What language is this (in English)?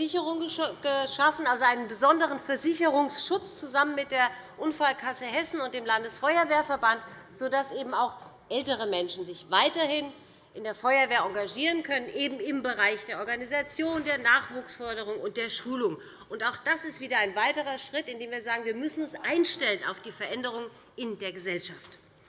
German